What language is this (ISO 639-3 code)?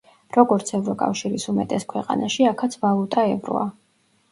kat